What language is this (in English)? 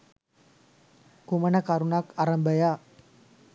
Sinhala